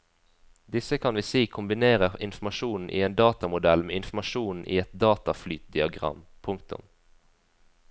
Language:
Norwegian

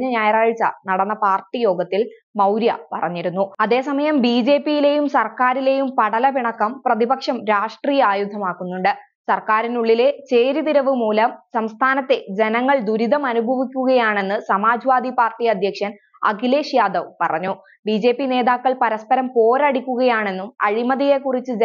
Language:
Malayalam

